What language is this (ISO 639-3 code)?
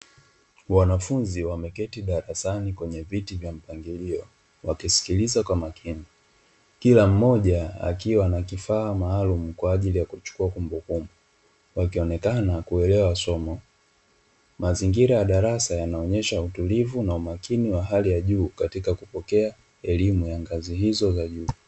swa